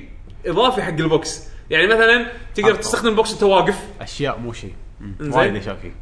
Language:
Arabic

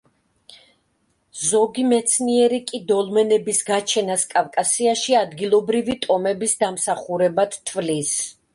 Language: Georgian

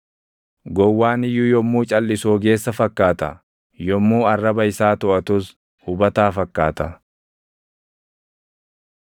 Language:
Oromo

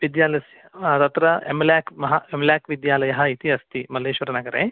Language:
Sanskrit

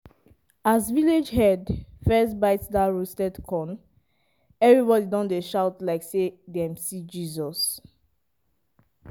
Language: Nigerian Pidgin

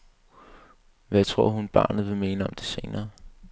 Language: Danish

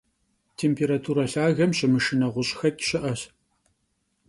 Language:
Kabardian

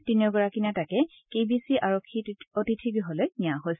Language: Assamese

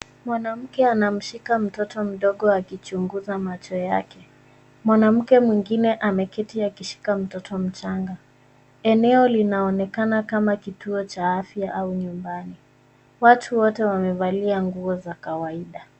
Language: Swahili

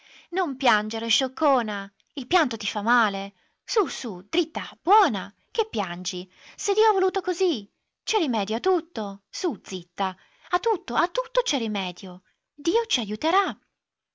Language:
Italian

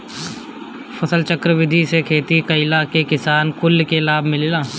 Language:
Bhojpuri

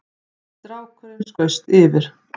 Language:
Icelandic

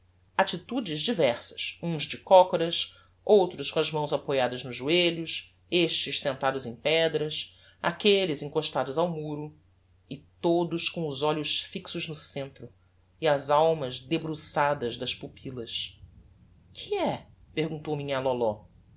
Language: Portuguese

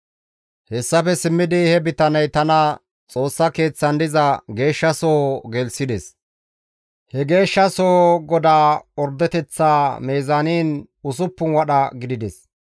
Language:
Gamo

